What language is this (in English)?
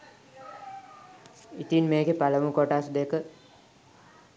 Sinhala